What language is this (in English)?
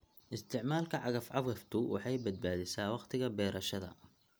Somali